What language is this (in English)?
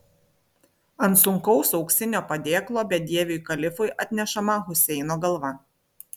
Lithuanian